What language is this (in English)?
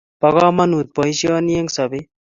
Kalenjin